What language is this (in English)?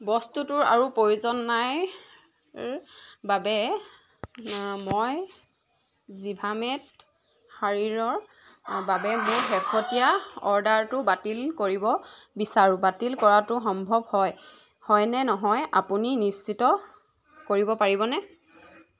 Assamese